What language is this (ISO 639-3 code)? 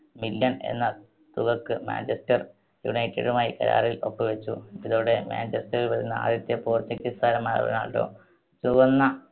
mal